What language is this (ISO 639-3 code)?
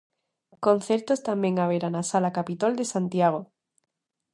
glg